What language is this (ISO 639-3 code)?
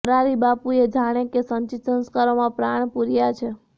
guj